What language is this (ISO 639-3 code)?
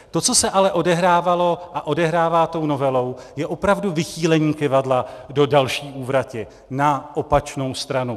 ces